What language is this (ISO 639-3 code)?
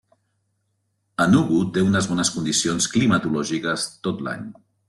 cat